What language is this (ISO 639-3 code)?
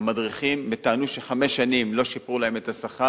heb